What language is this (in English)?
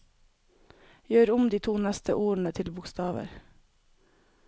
Norwegian